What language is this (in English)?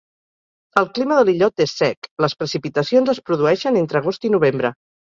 Catalan